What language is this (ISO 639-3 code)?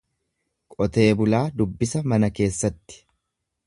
orm